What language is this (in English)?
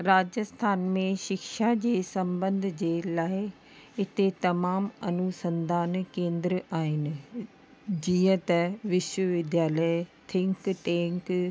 Sindhi